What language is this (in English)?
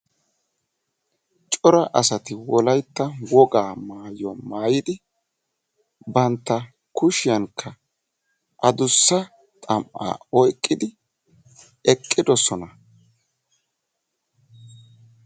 Wolaytta